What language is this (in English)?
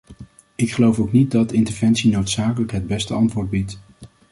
Dutch